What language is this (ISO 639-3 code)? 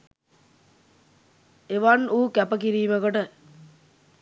sin